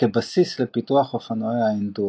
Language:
Hebrew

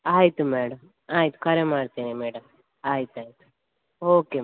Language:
Kannada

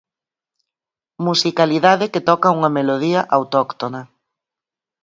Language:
Galician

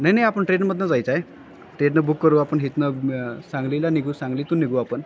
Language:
Marathi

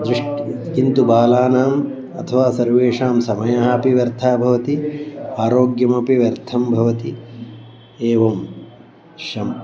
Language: Sanskrit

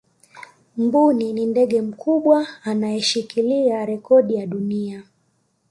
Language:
Swahili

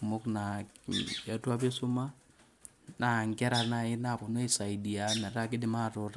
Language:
Masai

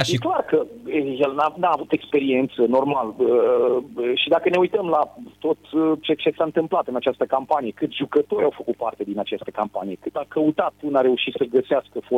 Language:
Romanian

